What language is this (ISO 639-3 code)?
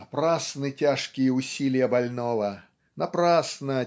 rus